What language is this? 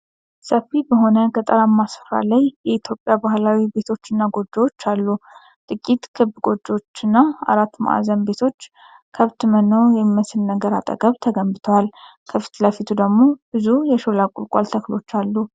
Amharic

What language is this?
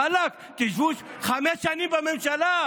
Hebrew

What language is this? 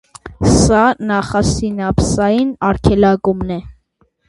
Armenian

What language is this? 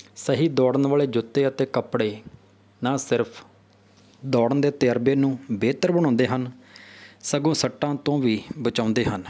Punjabi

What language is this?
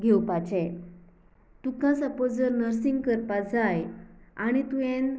Konkani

